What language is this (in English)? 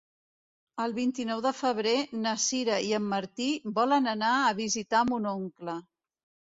Catalan